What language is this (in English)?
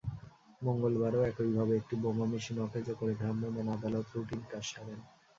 Bangla